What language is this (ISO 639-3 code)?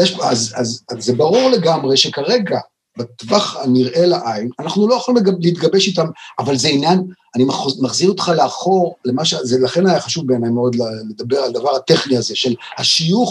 heb